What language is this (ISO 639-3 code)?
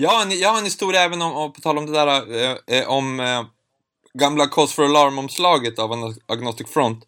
swe